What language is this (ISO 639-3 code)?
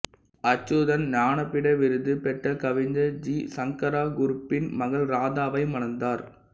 tam